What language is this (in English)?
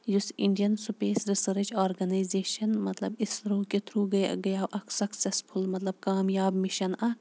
Kashmiri